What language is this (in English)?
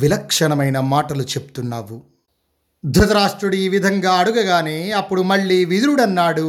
Telugu